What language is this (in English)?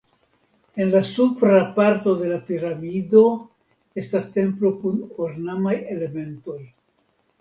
Esperanto